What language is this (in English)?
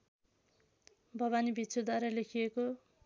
Nepali